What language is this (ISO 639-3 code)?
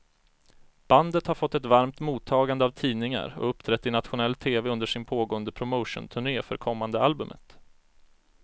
swe